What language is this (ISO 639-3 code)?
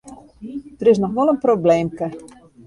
fry